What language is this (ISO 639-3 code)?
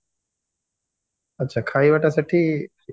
ori